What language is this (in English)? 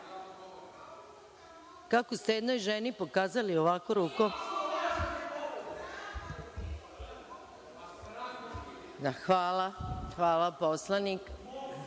Serbian